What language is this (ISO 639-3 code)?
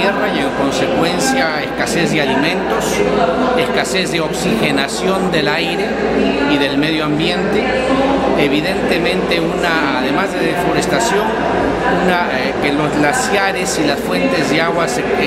spa